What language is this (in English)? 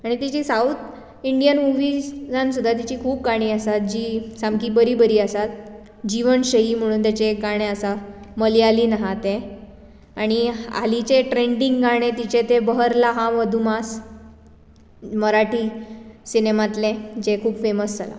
Konkani